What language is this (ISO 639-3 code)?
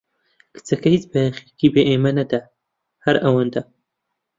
ckb